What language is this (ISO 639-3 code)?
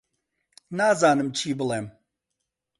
ckb